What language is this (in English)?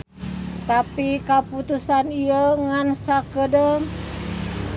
Sundanese